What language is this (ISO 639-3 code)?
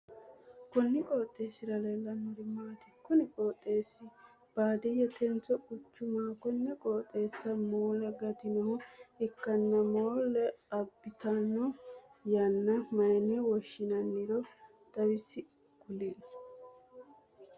sid